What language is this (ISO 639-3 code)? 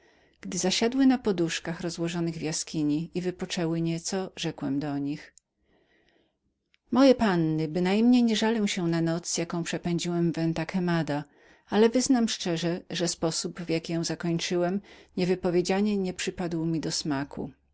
pol